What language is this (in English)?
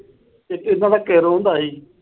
Punjabi